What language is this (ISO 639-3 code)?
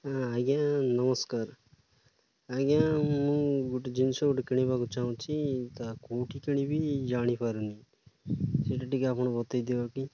ori